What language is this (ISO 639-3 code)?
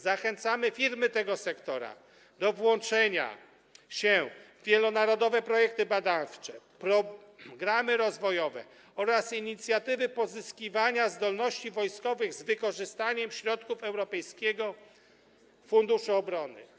pol